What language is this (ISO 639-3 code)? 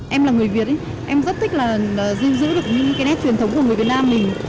vie